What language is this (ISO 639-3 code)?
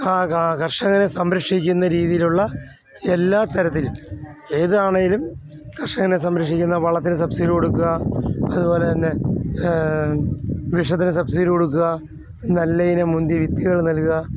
mal